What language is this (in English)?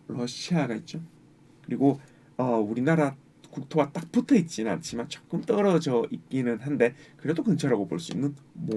Korean